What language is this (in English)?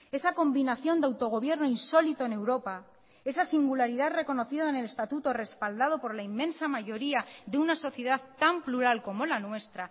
Spanish